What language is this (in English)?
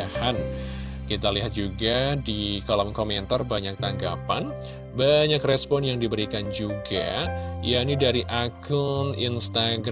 Indonesian